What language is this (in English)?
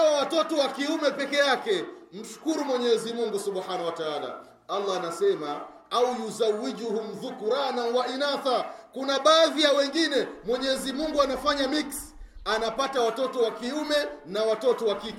Swahili